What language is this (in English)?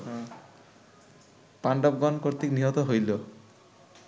Bangla